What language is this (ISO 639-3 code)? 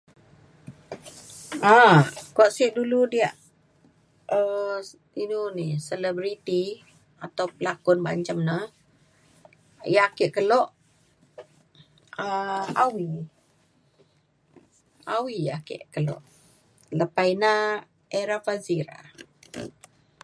xkl